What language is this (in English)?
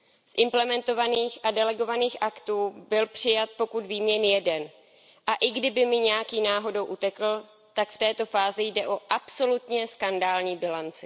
Czech